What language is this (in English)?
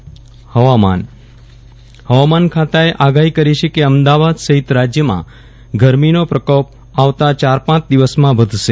Gujarati